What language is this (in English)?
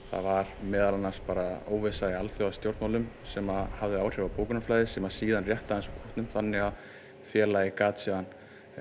Icelandic